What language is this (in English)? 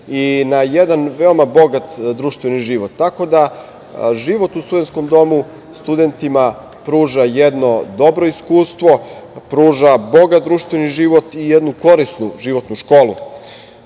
Serbian